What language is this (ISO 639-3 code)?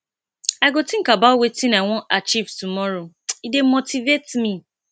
pcm